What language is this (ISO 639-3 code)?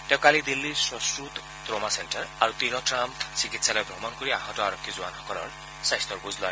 asm